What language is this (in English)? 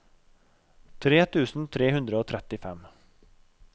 Norwegian